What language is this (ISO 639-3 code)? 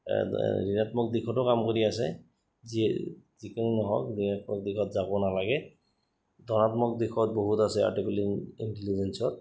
asm